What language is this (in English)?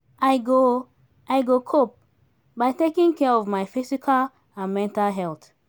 Nigerian Pidgin